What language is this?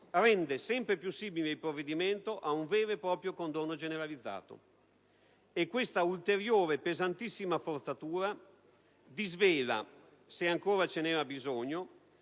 Italian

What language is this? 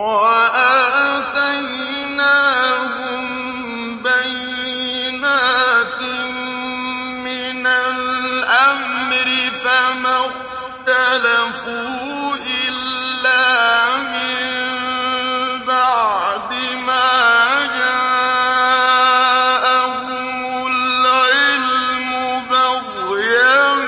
Arabic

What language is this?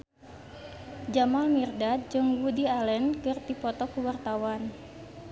Sundanese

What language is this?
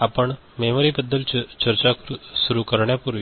Marathi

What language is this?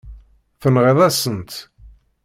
Kabyle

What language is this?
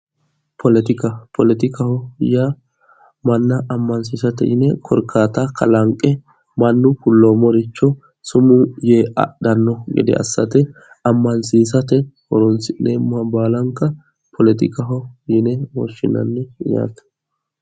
Sidamo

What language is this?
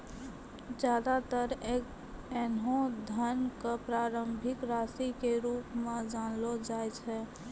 Maithili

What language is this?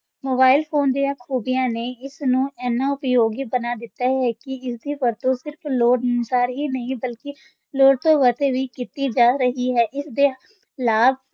Punjabi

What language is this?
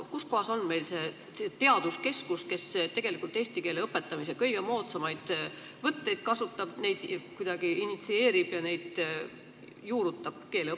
Estonian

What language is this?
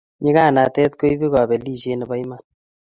Kalenjin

